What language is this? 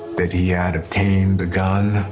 English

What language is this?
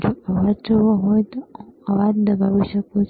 Gujarati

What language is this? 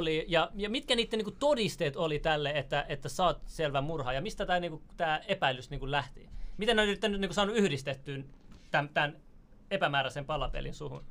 Finnish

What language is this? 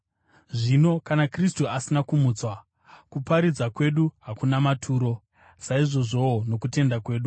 Shona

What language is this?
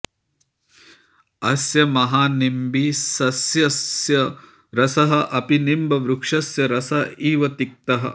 Sanskrit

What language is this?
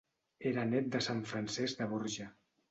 Catalan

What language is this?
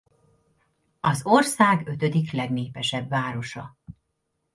Hungarian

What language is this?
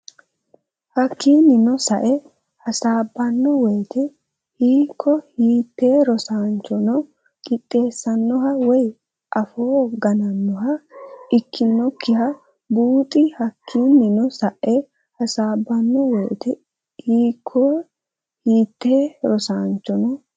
Sidamo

